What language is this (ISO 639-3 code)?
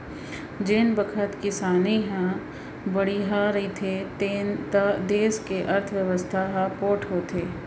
hne